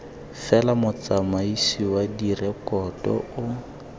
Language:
Tswana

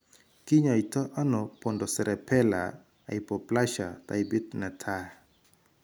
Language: Kalenjin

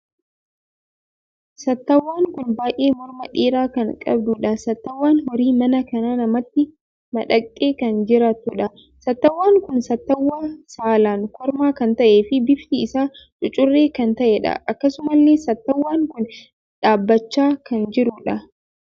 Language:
Oromo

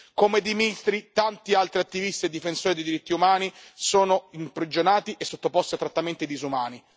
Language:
Italian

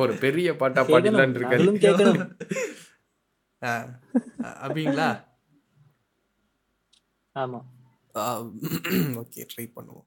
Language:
Tamil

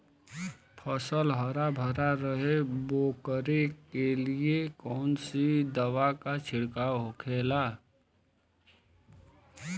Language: Bhojpuri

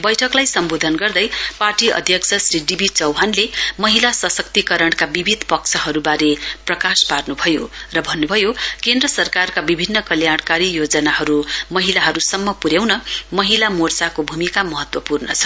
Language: Nepali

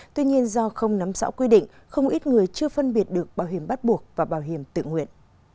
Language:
Vietnamese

